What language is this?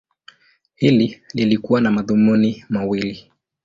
Swahili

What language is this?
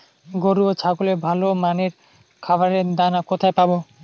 Bangla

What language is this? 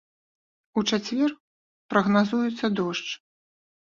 Belarusian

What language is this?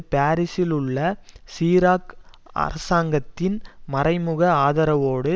Tamil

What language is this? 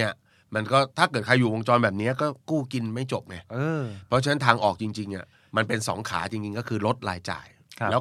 Thai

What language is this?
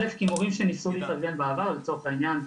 Hebrew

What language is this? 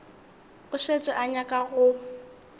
Northern Sotho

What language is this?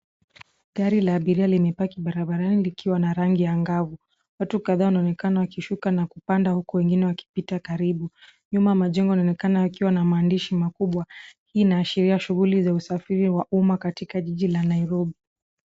Swahili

